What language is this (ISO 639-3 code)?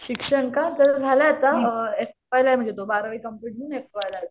mar